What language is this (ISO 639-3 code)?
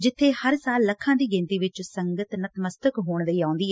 pan